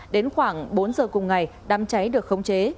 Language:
Vietnamese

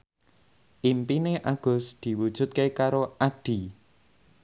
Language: Javanese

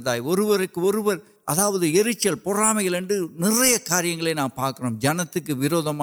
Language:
Urdu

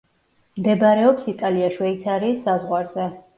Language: Georgian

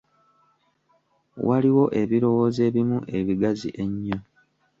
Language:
Ganda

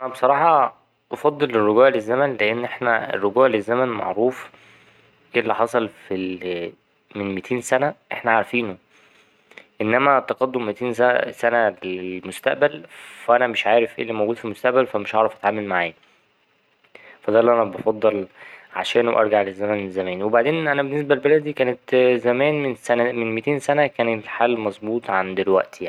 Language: Egyptian Arabic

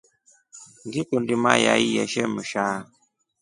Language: Rombo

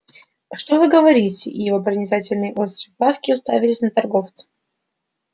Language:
Russian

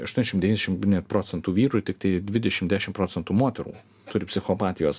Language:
Lithuanian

